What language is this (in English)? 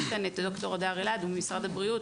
Hebrew